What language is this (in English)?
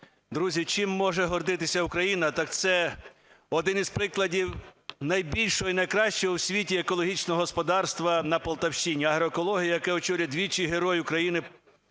Ukrainian